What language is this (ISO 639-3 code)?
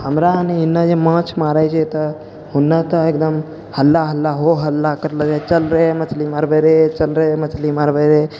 mai